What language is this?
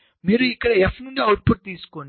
Telugu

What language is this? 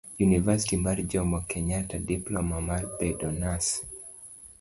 Luo (Kenya and Tanzania)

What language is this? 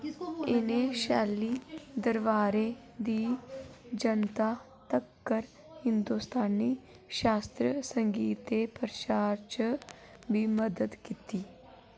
Dogri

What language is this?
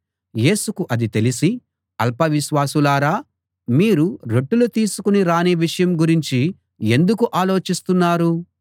Telugu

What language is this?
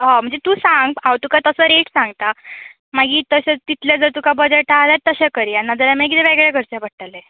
Konkani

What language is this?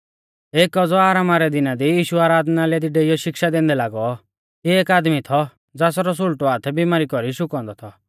Mahasu Pahari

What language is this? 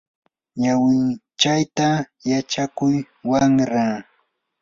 Yanahuanca Pasco Quechua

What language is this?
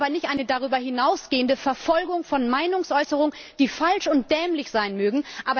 German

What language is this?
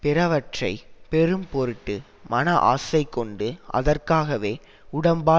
Tamil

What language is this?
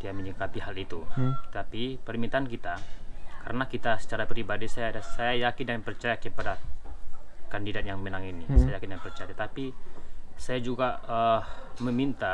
Indonesian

